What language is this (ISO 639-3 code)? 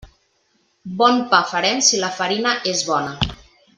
cat